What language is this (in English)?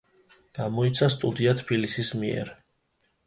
Georgian